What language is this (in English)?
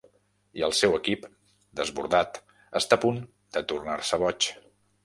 Catalan